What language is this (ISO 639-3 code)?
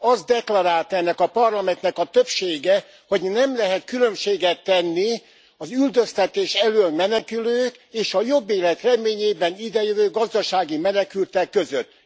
hun